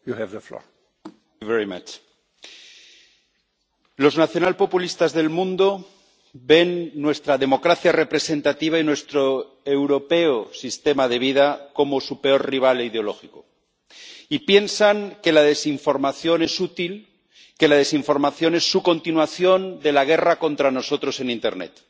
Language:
Spanish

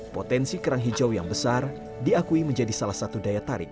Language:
Indonesian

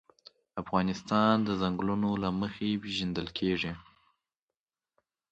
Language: Pashto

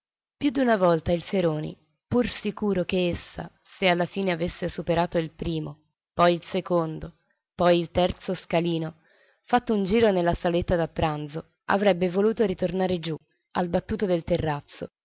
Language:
Italian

